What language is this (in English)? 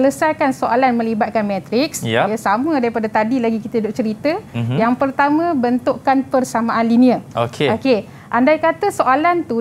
Malay